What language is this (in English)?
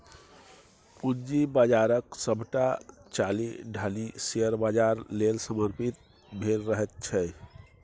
Maithili